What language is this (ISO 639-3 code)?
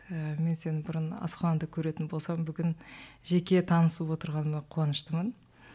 kaz